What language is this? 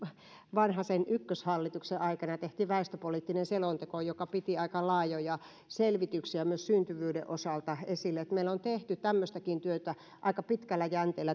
Finnish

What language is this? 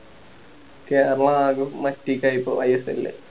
Malayalam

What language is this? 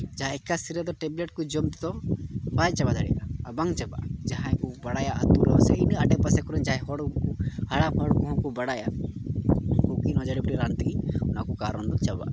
Santali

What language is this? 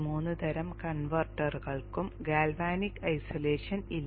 Malayalam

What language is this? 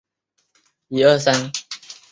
Chinese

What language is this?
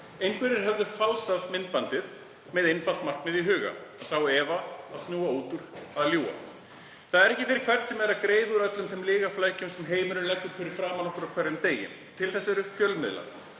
Icelandic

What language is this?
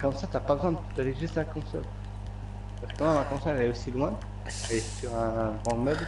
French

